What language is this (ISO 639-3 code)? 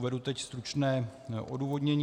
ces